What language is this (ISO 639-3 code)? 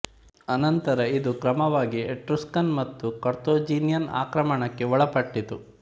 kan